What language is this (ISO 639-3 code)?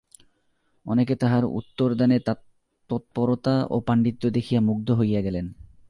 ben